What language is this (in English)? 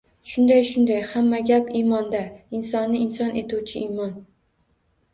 Uzbek